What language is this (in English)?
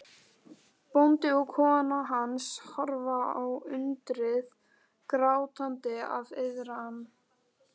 Icelandic